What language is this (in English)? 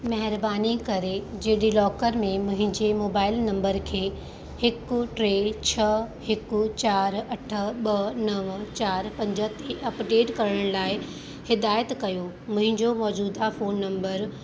Sindhi